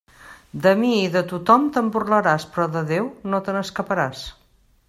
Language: Catalan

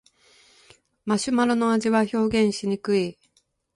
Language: Japanese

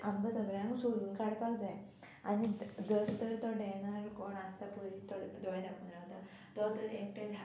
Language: Konkani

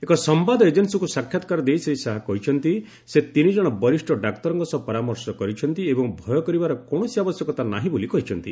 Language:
Odia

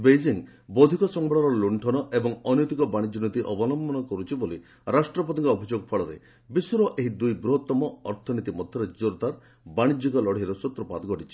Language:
Odia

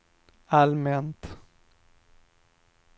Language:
Swedish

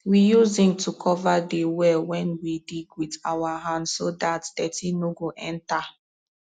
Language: Nigerian Pidgin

